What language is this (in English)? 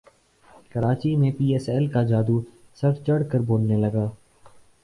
Urdu